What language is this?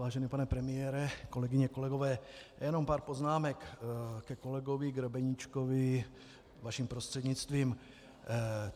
Czech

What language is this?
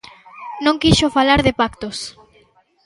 Galician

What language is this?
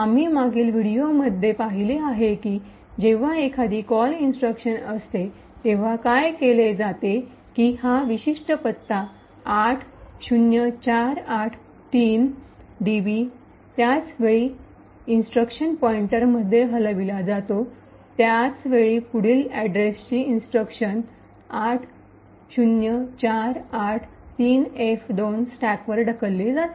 Marathi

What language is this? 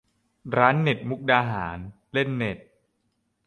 Thai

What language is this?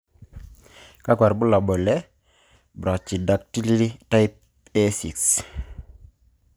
Masai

